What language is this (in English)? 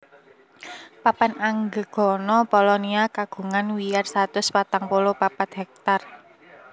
Javanese